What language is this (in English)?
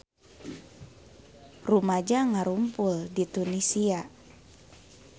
Sundanese